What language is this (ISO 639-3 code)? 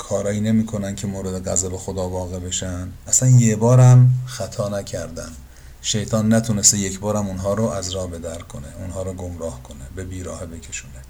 fas